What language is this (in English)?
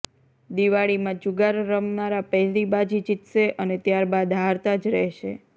Gujarati